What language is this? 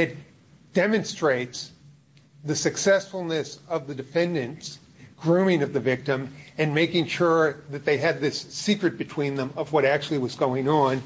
English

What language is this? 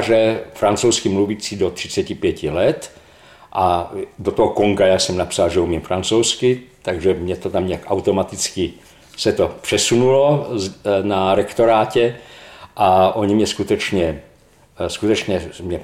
Czech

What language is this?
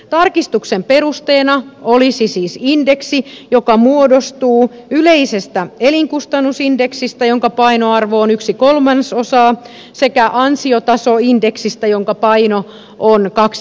Finnish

